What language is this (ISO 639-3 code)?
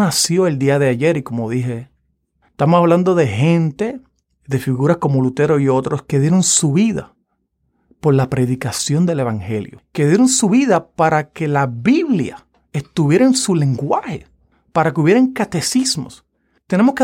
spa